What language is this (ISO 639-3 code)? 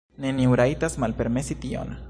epo